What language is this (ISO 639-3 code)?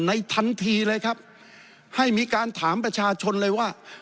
tha